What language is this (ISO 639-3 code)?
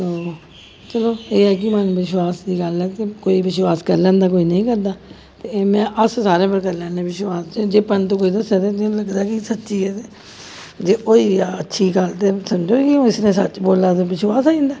doi